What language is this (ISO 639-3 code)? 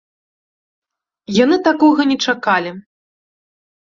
bel